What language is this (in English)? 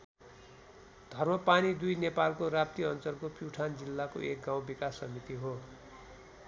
Nepali